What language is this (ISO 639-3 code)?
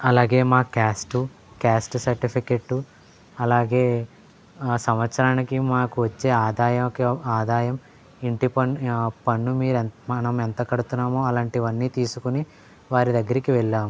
tel